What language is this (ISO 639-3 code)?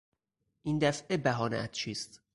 fas